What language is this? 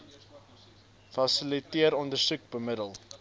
Afrikaans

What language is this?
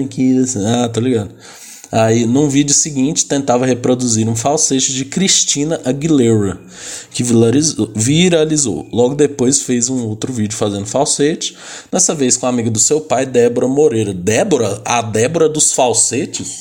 Portuguese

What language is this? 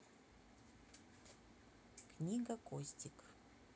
Russian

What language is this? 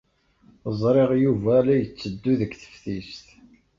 Kabyle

